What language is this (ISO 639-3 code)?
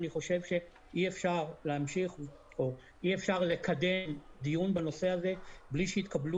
heb